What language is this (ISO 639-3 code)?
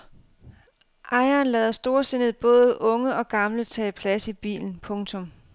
dan